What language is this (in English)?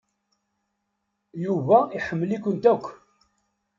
Kabyle